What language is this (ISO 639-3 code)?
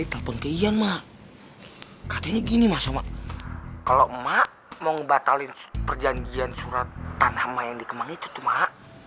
ind